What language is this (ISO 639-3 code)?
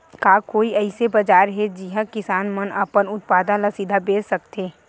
hne